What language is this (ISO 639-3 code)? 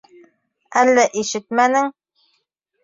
bak